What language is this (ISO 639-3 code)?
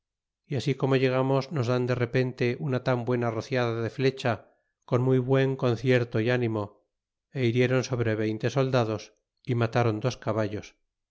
spa